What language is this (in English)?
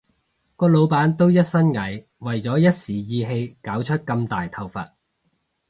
Cantonese